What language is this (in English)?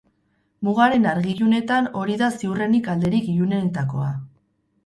Basque